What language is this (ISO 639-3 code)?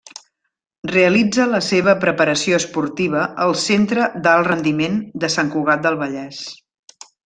cat